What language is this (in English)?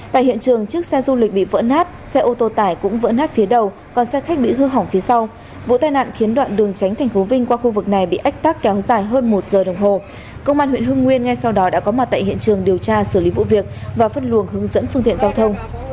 Vietnamese